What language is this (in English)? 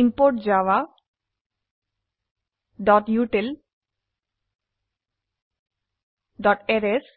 Assamese